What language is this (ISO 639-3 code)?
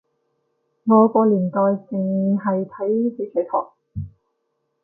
yue